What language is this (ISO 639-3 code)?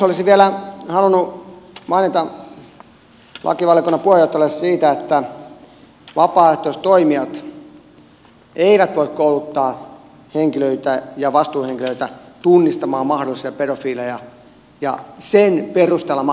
fin